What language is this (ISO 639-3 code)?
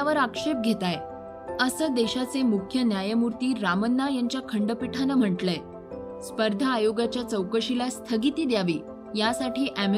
mar